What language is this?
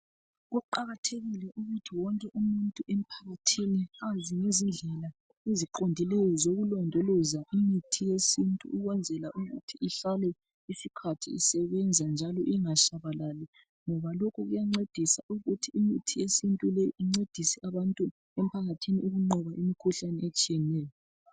North Ndebele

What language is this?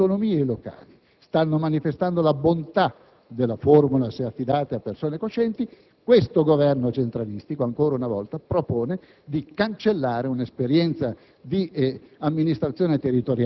Italian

